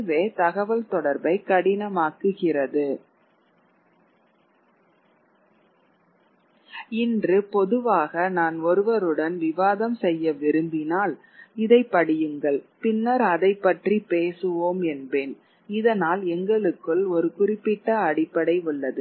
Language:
Tamil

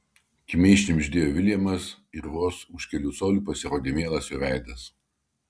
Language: Lithuanian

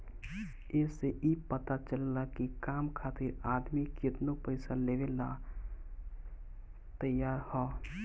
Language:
Bhojpuri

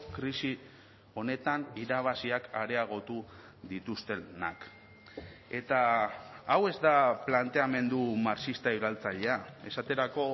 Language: Basque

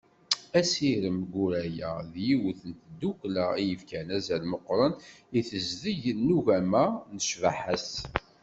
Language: Kabyle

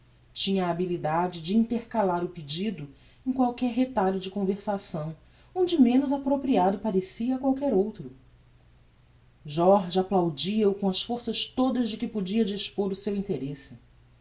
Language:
Portuguese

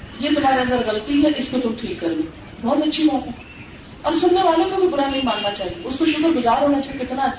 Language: Urdu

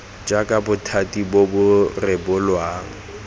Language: Tswana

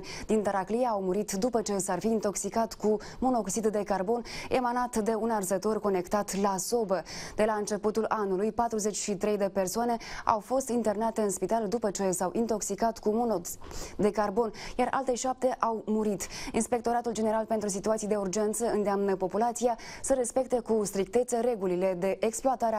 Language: Romanian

